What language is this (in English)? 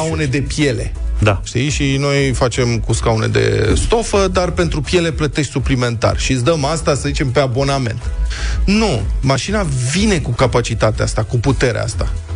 Romanian